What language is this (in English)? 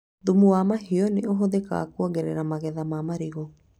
Kikuyu